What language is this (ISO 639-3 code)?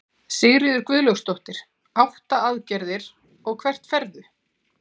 isl